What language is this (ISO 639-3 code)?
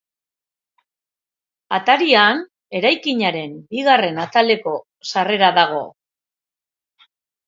eus